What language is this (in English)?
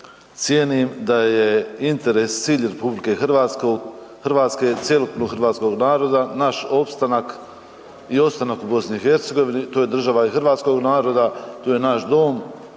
Croatian